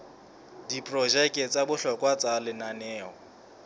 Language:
Southern Sotho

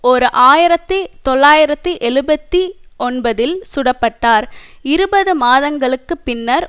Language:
Tamil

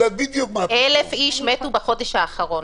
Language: Hebrew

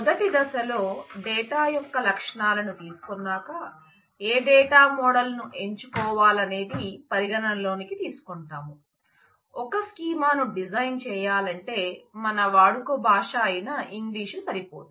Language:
Telugu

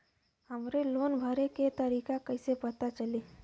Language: Bhojpuri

